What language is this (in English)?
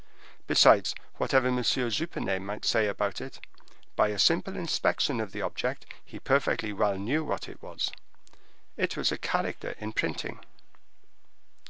English